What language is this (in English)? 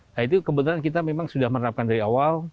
Indonesian